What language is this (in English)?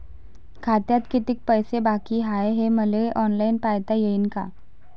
Marathi